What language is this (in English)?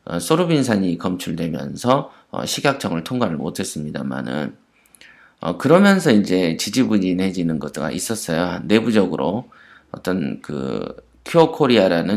Korean